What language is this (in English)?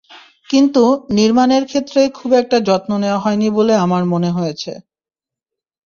Bangla